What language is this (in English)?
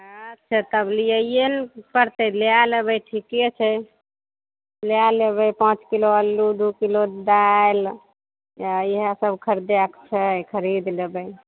Maithili